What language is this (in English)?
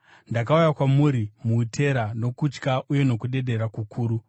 Shona